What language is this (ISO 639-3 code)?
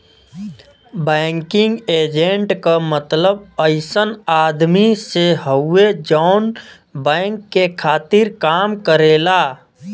bho